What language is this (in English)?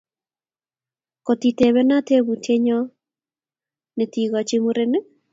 Kalenjin